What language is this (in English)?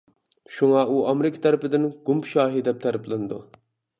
Uyghur